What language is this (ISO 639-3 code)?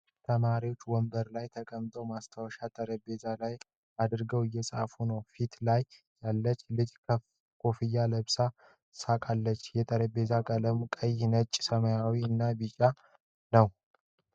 amh